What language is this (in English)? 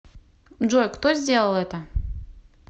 Russian